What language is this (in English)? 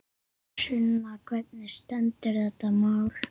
Icelandic